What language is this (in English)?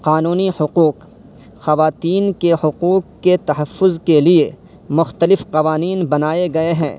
Urdu